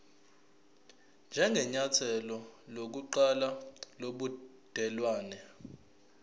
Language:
Zulu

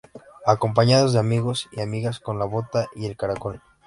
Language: Spanish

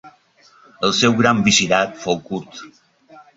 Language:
Catalan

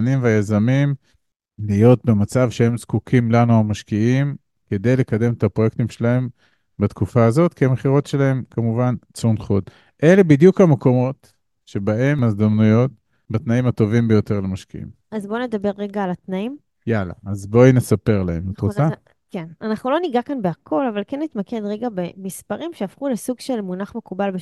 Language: Hebrew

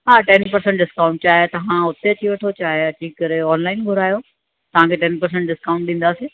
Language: Sindhi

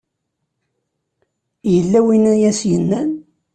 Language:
Kabyle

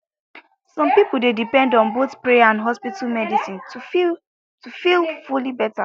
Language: Nigerian Pidgin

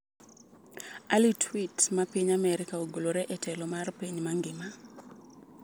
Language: Luo (Kenya and Tanzania)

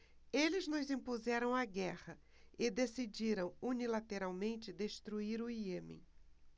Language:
Portuguese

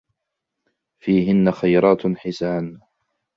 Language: Arabic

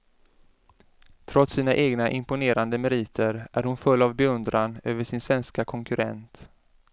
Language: Swedish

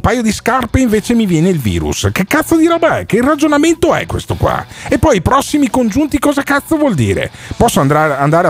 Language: Italian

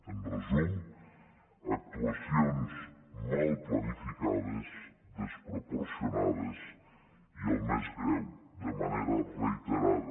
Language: Catalan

